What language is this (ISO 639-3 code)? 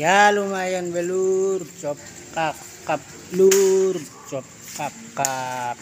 ind